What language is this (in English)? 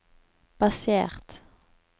Norwegian